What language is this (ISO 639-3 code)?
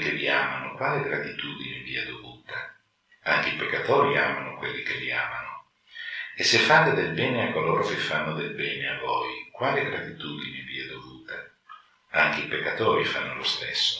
ita